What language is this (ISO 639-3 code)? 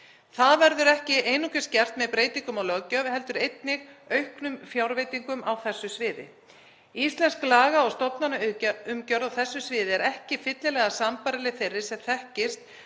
isl